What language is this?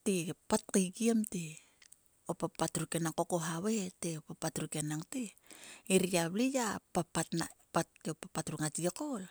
Sulka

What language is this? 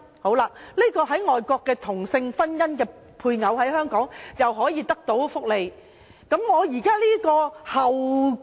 Cantonese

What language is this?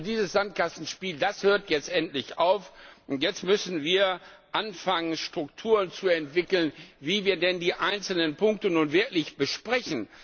German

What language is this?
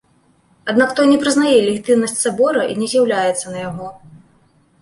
Belarusian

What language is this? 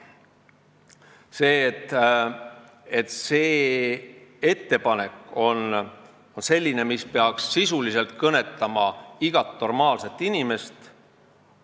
Estonian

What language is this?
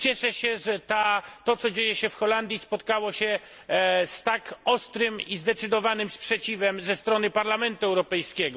Polish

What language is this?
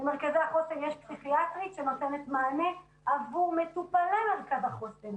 Hebrew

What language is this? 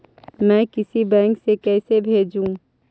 Magahi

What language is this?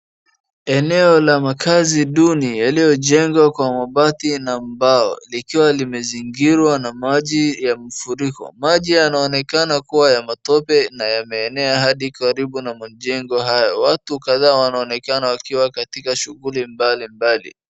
Swahili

